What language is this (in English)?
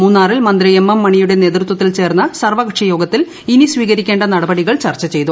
Malayalam